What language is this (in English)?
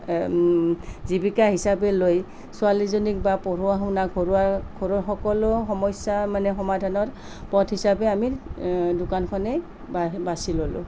Assamese